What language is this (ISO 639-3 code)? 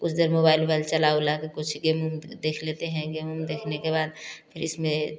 hin